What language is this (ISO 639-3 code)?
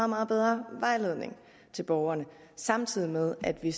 dan